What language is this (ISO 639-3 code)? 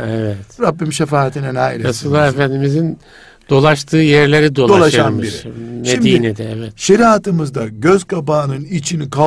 tur